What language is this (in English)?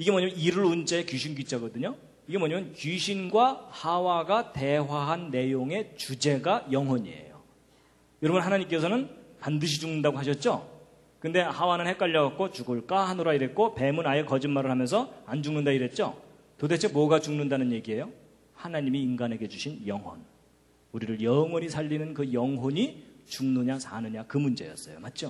Korean